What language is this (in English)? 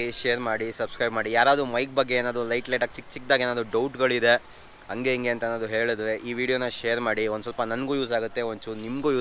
Kannada